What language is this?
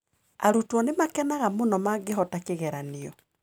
Kikuyu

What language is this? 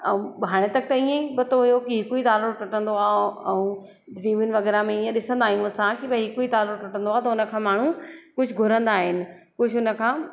Sindhi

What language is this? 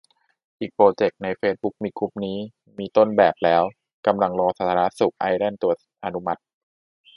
Thai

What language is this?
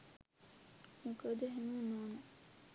Sinhala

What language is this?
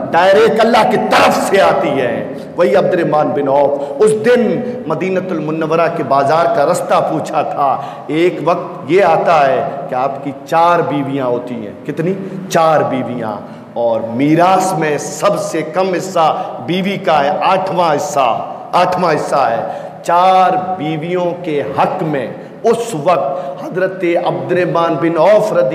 Hindi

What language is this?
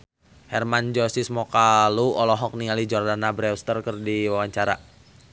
Sundanese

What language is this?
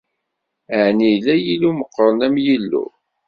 Kabyle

